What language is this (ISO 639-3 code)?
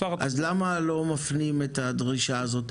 heb